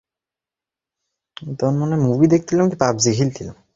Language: Bangla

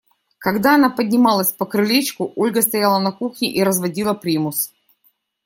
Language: Russian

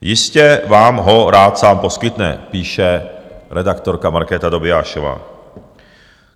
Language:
Czech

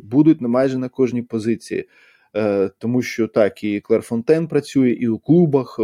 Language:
Ukrainian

